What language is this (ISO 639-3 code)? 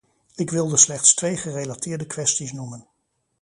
nld